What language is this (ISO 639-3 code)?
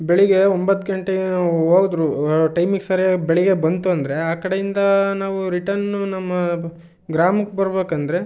kan